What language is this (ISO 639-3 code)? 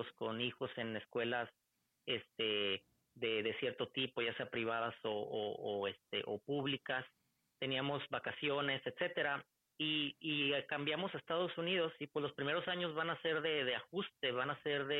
spa